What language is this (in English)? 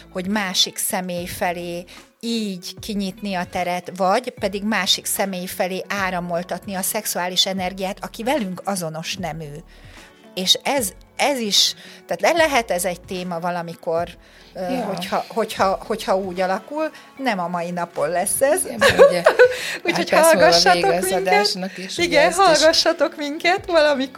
Hungarian